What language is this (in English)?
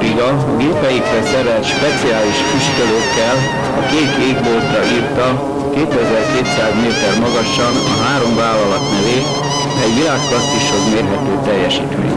Hungarian